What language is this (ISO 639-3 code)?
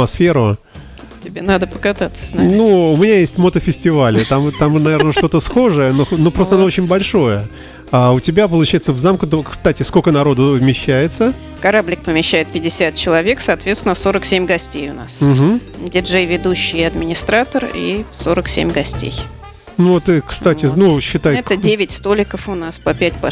rus